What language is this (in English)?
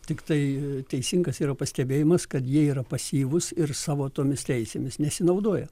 Lithuanian